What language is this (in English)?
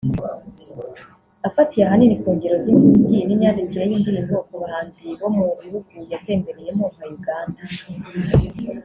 Kinyarwanda